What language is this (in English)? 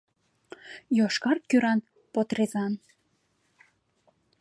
Mari